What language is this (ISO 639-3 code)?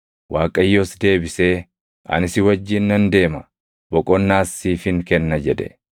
orm